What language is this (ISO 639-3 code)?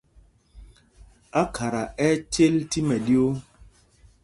mgg